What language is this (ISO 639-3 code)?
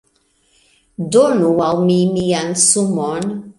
epo